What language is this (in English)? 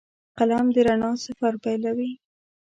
Pashto